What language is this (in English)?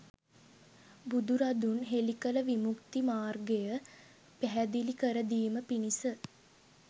Sinhala